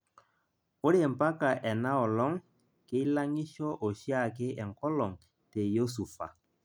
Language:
Masai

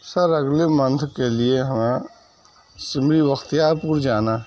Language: Urdu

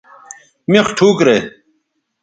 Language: Bateri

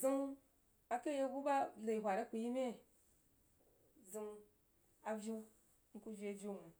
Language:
Jiba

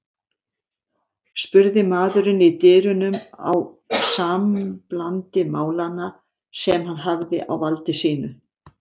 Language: Icelandic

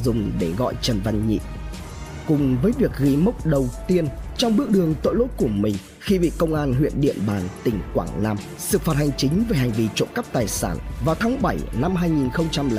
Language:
Vietnamese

